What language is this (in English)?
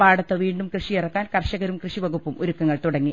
Malayalam